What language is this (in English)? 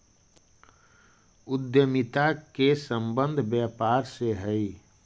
Magahi